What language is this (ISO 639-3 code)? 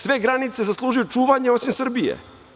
srp